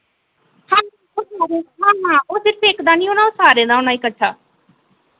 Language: Dogri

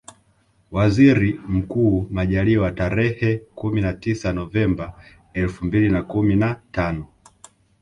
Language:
Swahili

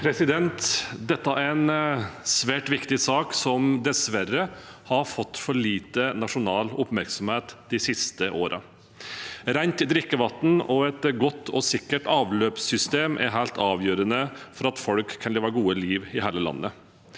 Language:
Norwegian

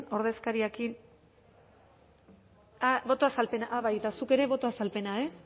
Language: Basque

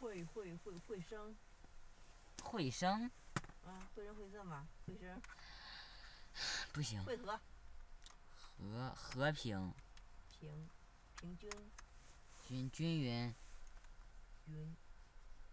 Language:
Chinese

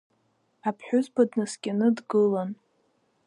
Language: Abkhazian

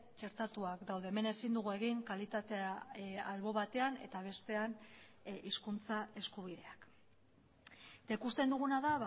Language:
Basque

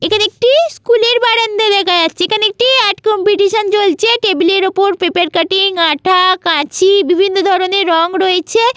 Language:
Bangla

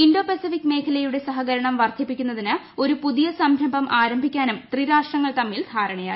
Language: Malayalam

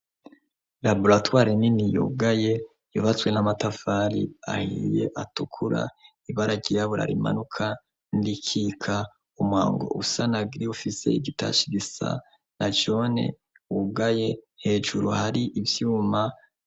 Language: Rundi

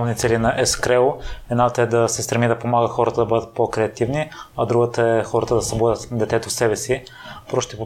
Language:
Bulgarian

